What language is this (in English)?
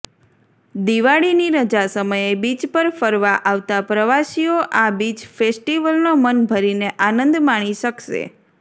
Gujarati